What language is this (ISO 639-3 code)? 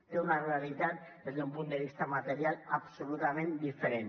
cat